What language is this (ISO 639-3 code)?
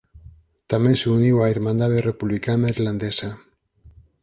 glg